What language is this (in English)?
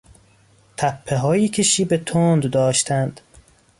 Persian